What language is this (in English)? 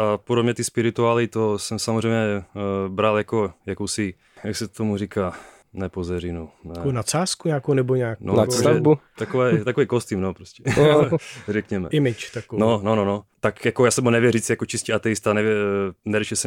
Czech